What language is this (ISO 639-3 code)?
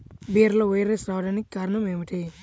tel